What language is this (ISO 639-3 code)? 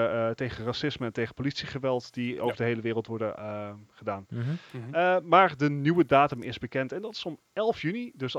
nld